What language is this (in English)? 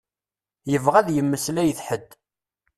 Kabyle